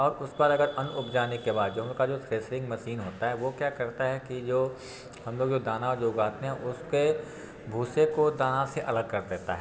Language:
Hindi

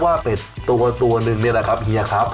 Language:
Thai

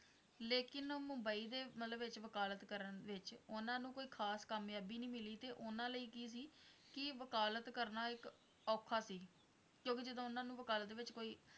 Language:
Punjabi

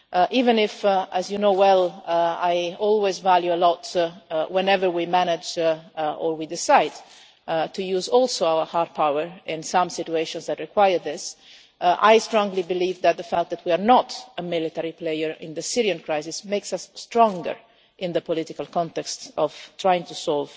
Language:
English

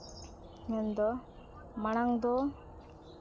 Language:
Santali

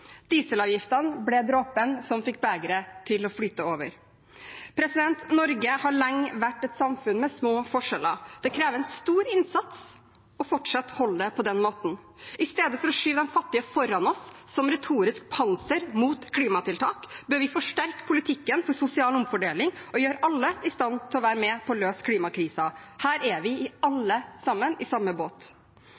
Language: Norwegian Bokmål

